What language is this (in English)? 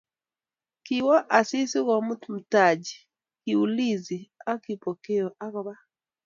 Kalenjin